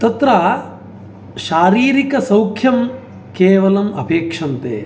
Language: Sanskrit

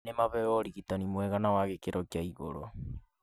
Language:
Kikuyu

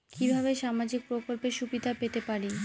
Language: Bangla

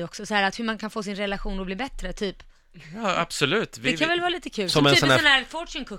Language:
Swedish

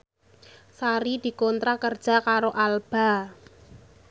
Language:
Javanese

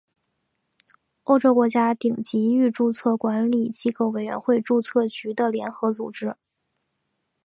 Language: Chinese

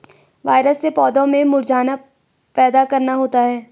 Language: Hindi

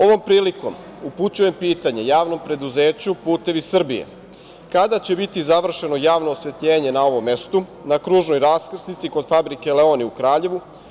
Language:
Serbian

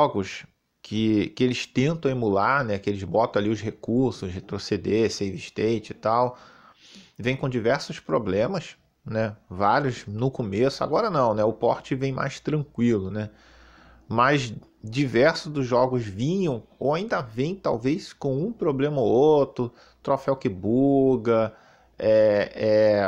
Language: Portuguese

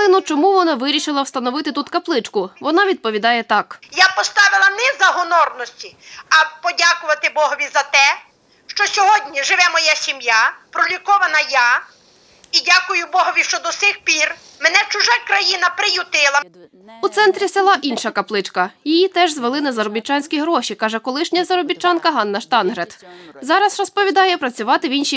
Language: Ukrainian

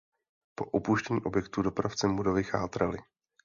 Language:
Czech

